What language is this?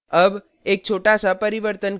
Hindi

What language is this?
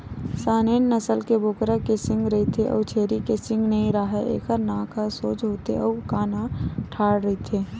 Chhattisgarhi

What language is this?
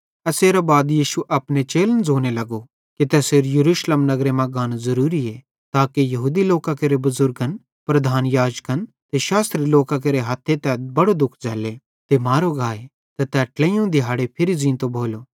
Bhadrawahi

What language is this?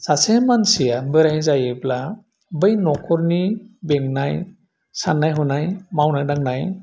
Bodo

